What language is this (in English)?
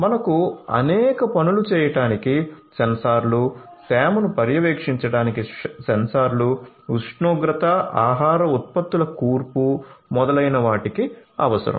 Telugu